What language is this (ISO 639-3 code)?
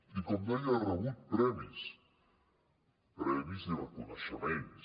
cat